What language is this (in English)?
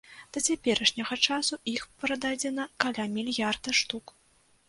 Belarusian